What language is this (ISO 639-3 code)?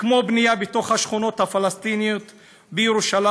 heb